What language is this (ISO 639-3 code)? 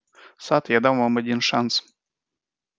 rus